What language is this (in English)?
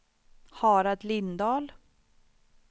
Swedish